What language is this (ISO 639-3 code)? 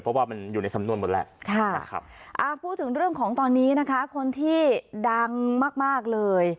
tha